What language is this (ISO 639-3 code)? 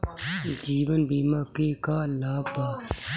bho